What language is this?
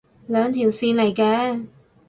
Cantonese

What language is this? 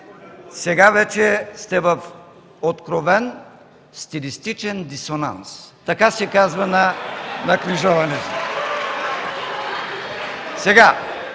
Bulgarian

